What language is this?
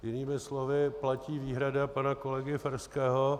Czech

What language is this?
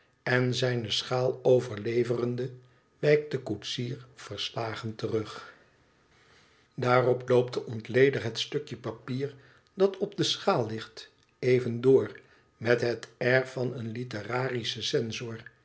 Dutch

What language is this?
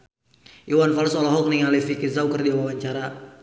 Sundanese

